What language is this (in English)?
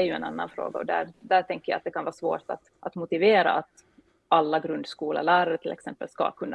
Swedish